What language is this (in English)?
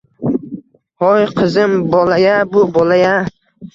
Uzbek